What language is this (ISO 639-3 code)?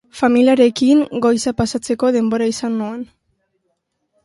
eus